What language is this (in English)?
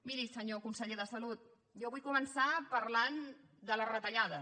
Catalan